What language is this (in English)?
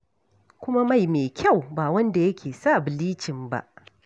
Hausa